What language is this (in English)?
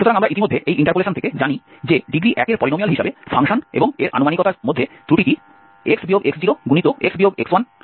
Bangla